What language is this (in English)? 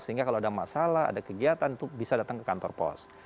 Indonesian